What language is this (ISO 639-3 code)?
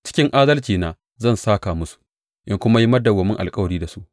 hau